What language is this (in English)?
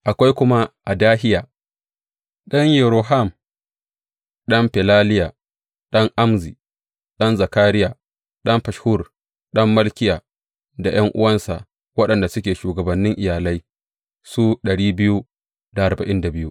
Hausa